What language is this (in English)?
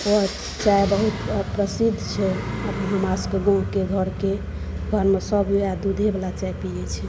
Maithili